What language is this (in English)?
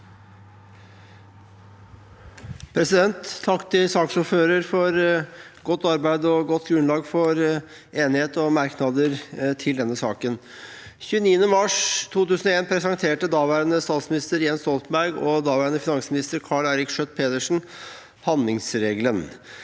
Norwegian